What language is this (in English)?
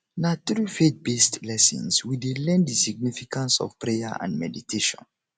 Nigerian Pidgin